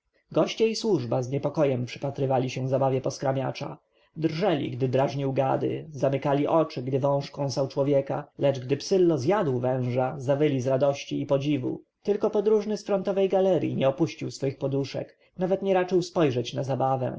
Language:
Polish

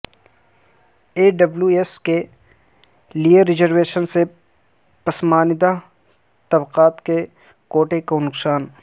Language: Urdu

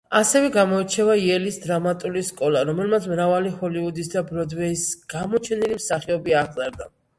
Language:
Georgian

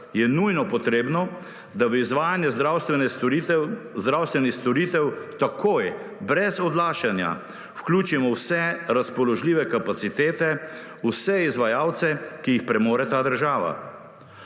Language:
Slovenian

